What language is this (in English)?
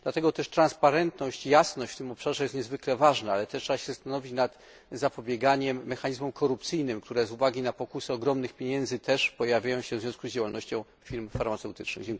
Polish